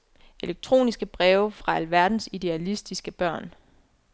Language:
Danish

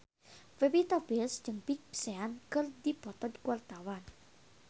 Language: Sundanese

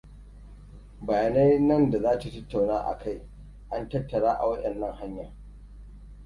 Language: Hausa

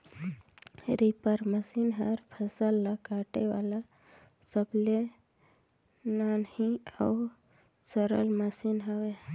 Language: Chhattisgarhi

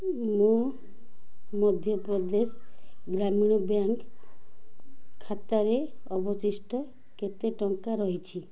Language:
Odia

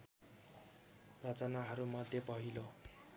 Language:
Nepali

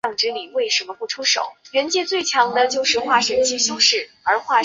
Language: Chinese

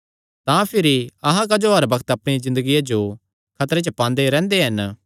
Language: Kangri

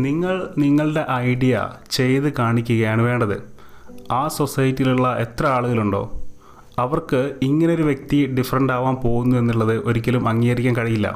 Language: Malayalam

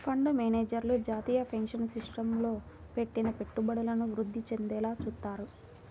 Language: Telugu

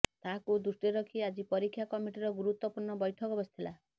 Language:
Odia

